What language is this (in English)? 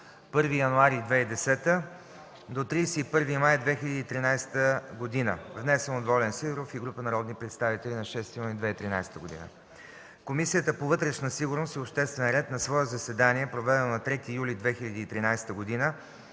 Bulgarian